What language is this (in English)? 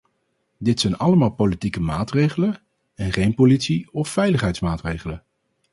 Dutch